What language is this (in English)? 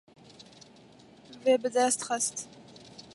Kurdish